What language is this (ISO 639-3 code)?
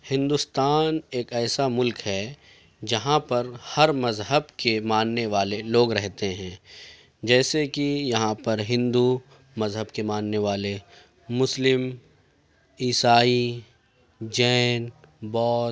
urd